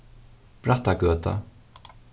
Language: Faroese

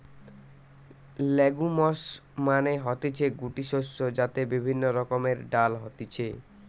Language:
Bangla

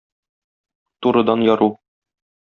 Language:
Tatar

